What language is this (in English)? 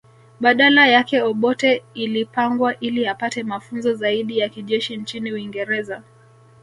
Swahili